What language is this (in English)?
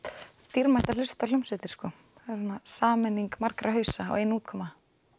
Icelandic